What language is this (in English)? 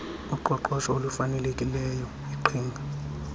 Xhosa